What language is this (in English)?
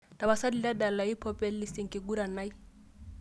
Masai